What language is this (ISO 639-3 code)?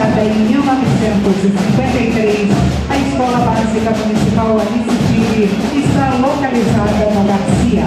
por